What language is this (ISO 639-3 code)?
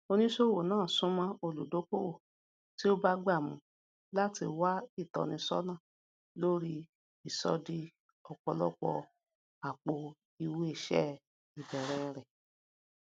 yor